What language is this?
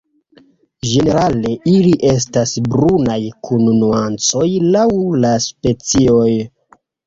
Esperanto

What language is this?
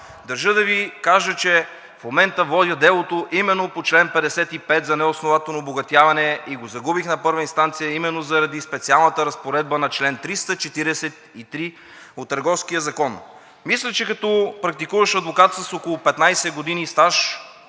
Bulgarian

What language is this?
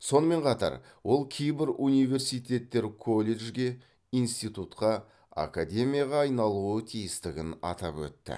Kazakh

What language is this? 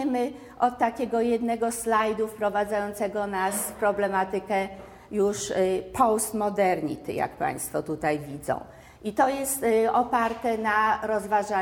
Polish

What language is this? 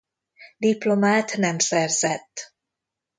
Hungarian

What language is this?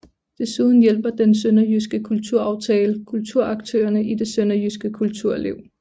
Danish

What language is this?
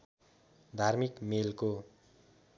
Nepali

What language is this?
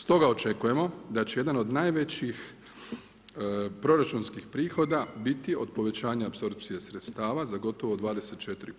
Croatian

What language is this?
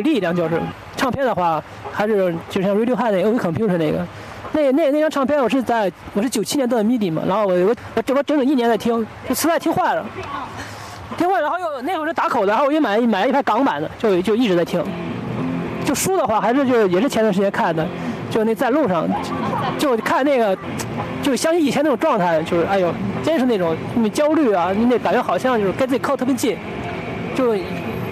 Chinese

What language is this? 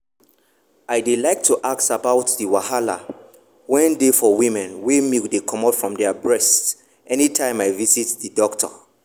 Nigerian Pidgin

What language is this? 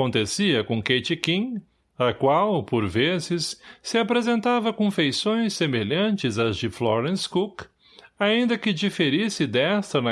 Portuguese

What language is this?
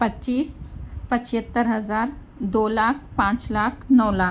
Urdu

